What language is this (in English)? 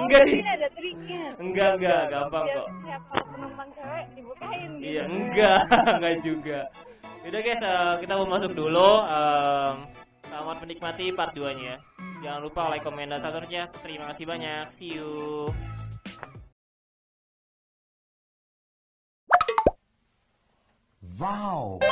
Indonesian